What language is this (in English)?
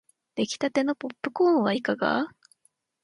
Japanese